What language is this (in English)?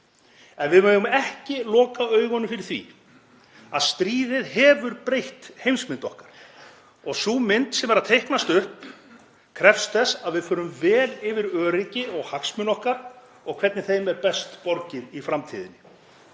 Icelandic